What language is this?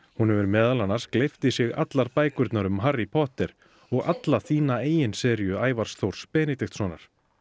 Icelandic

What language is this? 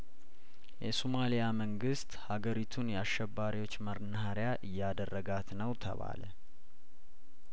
Amharic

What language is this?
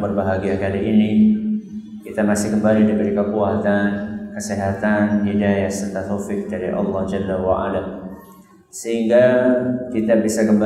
Indonesian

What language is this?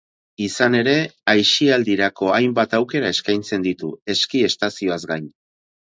Basque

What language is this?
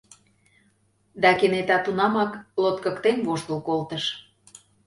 Mari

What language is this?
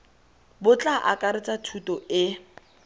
Tswana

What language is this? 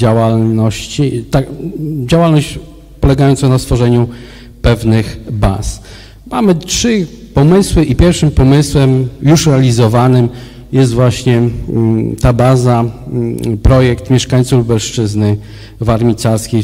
Polish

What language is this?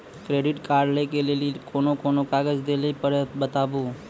Maithili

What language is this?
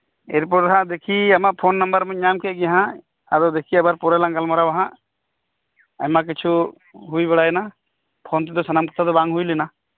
Santali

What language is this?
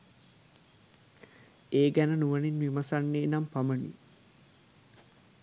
Sinhala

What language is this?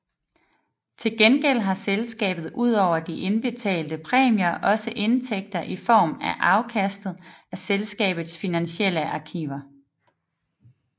Danish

